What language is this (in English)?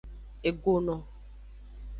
Aja (Benin)